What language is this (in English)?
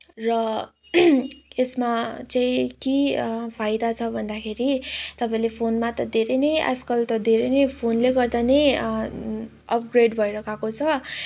Nepali